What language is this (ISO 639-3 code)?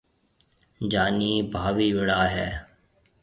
mve